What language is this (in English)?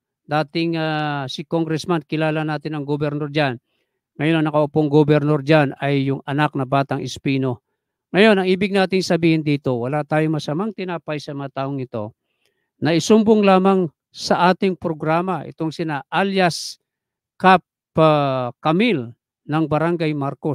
Filipino